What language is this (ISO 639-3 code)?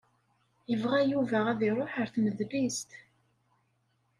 kab